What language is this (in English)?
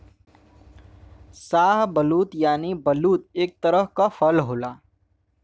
Bhojpuri